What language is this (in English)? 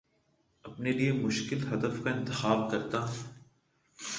Urdu